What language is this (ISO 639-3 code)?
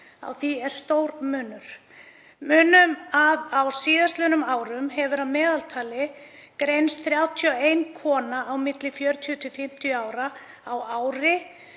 isl